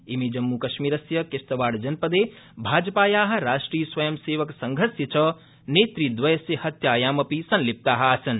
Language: Sanskrit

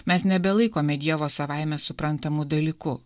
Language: Lithuanian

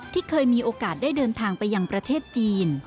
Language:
Thai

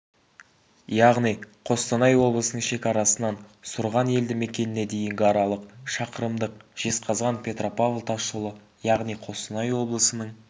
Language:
Kazakh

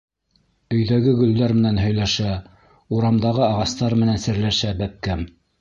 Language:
Bashkir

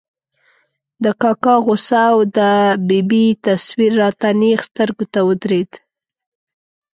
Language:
Pashto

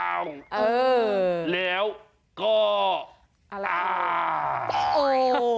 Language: Thai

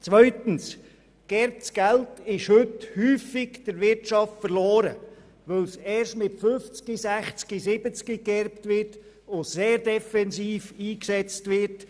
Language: Swiss German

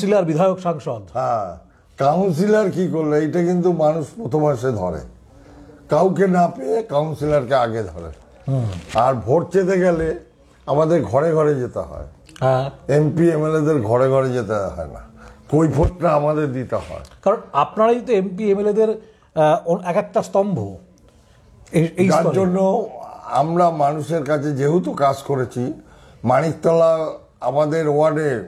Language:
Bangla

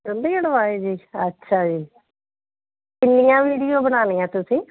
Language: Punjabi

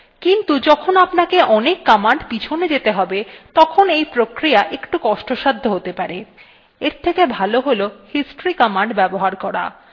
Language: Bangla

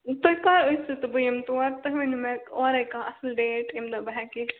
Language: Kashmiri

